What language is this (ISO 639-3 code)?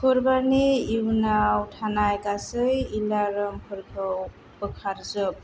brx